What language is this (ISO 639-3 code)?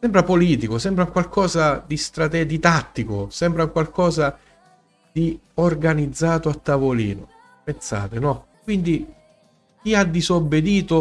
ita